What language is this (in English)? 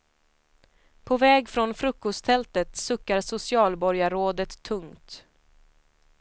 Swedish